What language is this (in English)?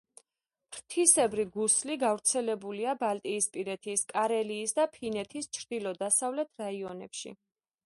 Georgian